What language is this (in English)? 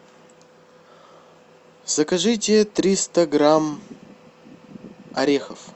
Russian